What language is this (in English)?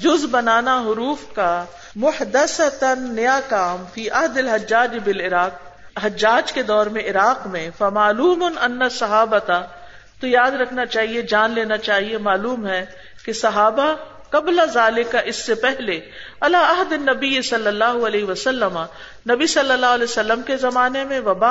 Urdu